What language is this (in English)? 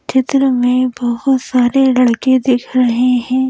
Hindi